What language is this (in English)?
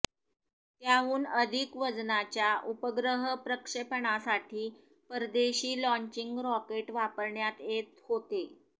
Marathi